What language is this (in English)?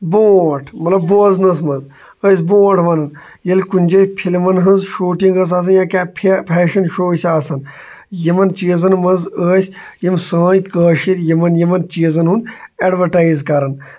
Kashmiri